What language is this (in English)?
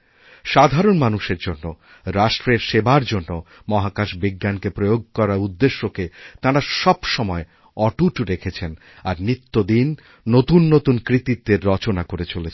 Bangla